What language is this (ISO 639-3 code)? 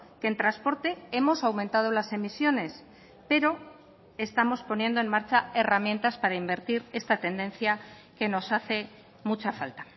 spa